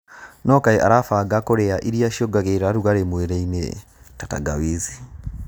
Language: Kikuyu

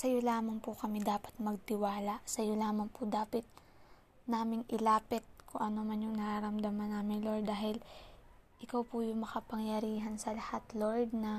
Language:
Filipino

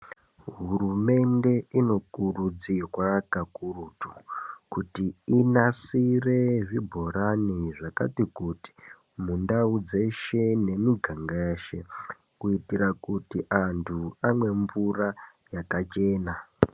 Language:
Ndau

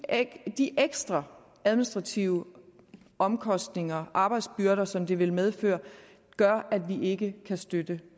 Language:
Danish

